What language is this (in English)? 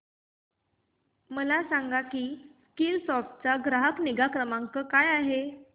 Marathi